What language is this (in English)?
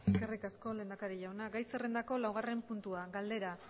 Basque